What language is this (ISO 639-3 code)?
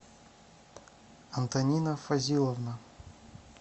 rus